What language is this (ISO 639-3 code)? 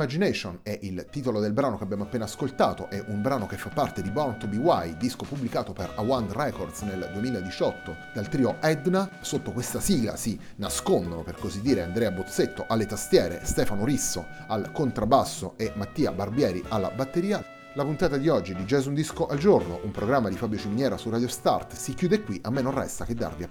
ita